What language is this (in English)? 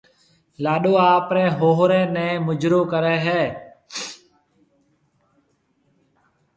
Marwari (Pakistan)